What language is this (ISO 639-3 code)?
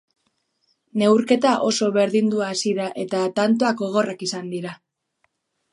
eus